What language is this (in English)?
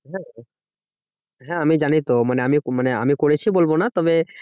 Bangla